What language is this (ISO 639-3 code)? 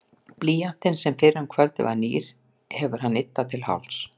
isl